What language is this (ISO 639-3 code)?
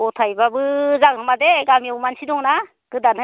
brx